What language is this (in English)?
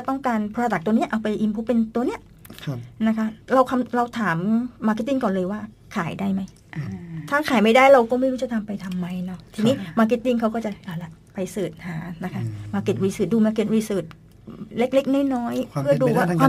Thai